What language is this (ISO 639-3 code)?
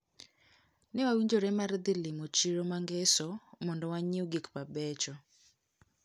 luo